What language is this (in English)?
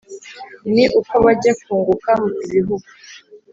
Kinyarwanda